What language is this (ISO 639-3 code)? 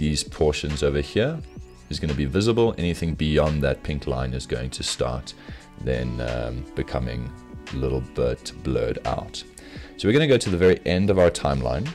eng